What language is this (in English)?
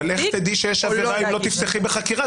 Hebrew